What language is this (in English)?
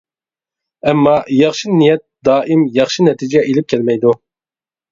Uyghur